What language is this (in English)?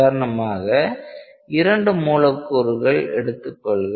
Tamil